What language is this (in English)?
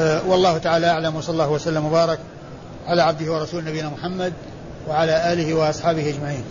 Arabic